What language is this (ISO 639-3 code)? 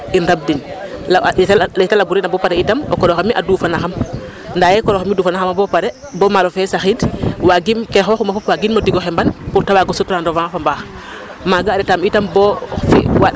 srr